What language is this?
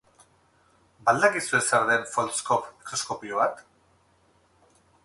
Basque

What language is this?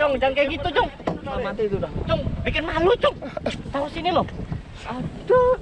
Indonesian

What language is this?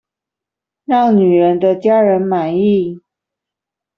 Chinese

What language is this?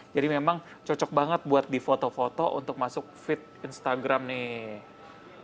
Indonesian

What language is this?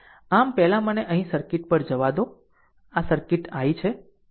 Gujarati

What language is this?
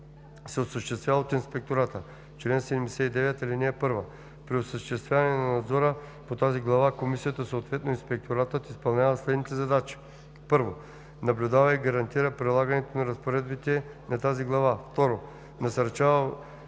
Bulgarian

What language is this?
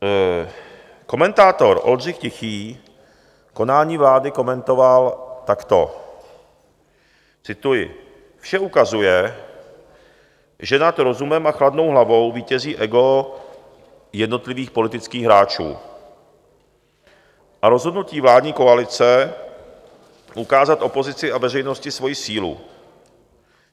Czech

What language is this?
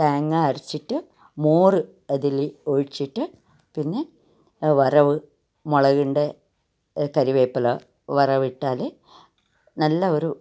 Malayalam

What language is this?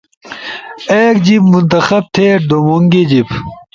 Ushojo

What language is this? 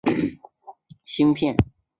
Chinese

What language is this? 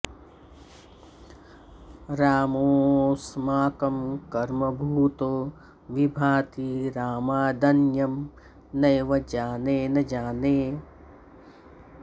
Sanskrit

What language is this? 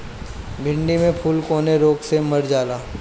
Bhojpuri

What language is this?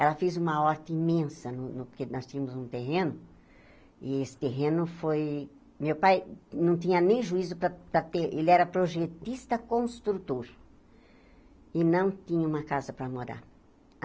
Portuguese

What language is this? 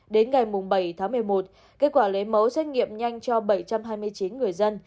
Vietnamese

